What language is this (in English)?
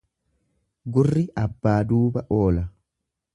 Oromo